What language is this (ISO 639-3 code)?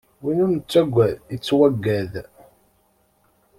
kab